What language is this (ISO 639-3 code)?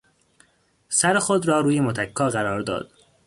fas